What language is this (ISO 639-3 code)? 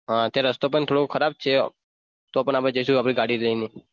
guj